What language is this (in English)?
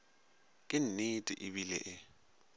Northern Sotho